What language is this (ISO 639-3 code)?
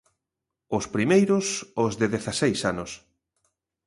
glg